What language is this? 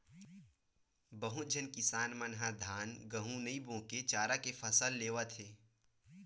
Chhattisgarhi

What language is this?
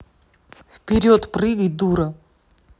Russian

